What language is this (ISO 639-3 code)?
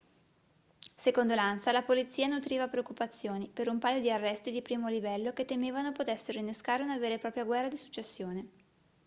ita